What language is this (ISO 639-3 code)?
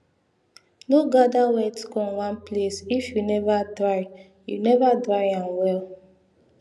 pcm